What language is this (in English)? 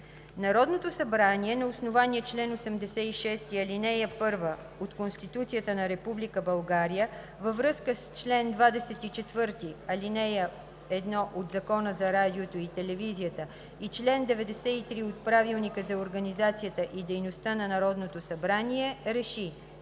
Bulgarian